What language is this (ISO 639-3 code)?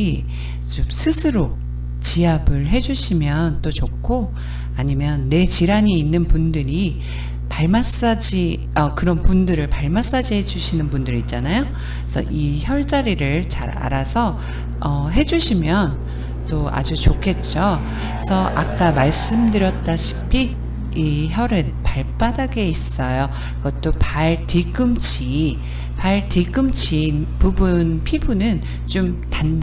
kor